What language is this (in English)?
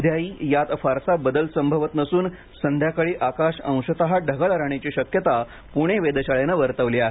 Marathi